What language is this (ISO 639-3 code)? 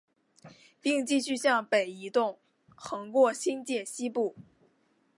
zho